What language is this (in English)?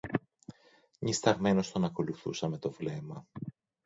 Greek